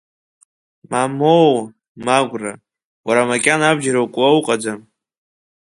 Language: Abkhazian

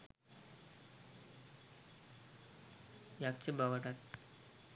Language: Sinhala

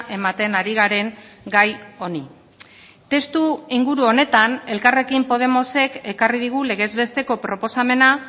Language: Basque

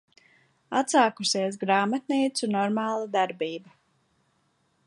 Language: Latvian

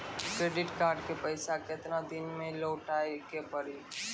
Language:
Maithili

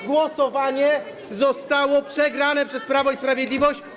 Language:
Polish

